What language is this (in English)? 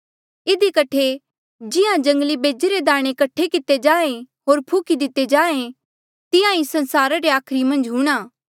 Mandeali